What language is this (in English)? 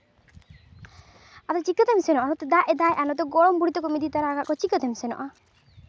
Santali